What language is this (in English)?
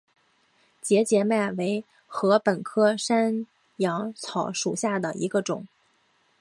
Chinese